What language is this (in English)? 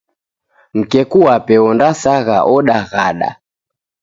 Taita